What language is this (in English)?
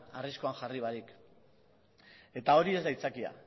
Basque